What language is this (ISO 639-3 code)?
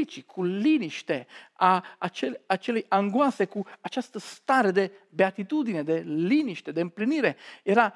ron